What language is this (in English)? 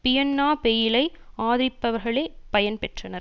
Tamil